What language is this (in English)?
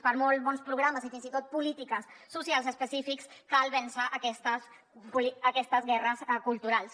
Catalan